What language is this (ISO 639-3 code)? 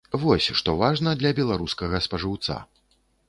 bel